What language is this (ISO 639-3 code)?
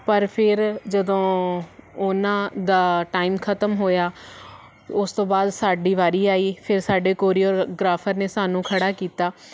pan